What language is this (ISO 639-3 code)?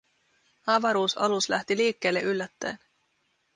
fin